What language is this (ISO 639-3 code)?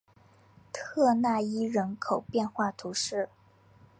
zho